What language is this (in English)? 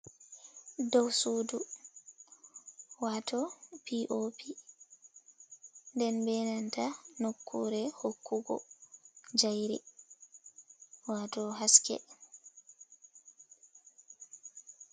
Fula